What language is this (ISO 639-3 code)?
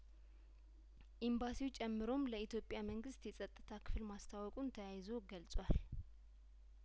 amh